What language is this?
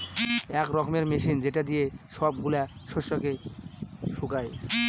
Bangla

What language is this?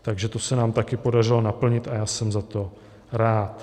Czech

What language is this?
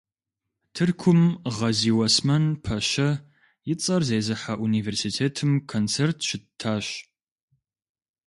Kabardian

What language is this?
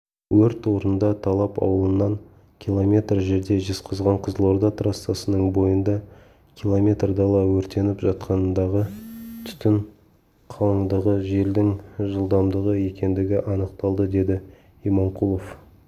Kazakh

